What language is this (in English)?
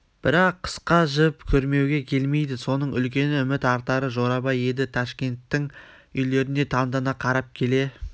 Kazakh